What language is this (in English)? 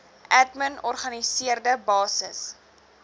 Afrikaans